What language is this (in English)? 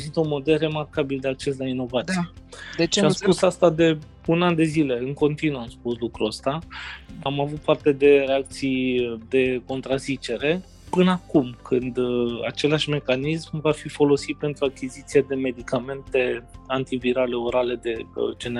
Romanian